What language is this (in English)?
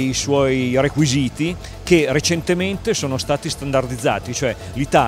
Italian